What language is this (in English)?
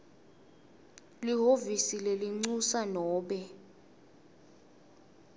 Swati